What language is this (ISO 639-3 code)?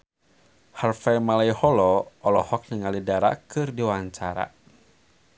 sun